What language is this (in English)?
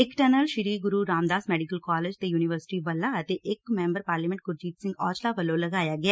Punjabi